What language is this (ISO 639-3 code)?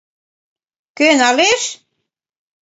chm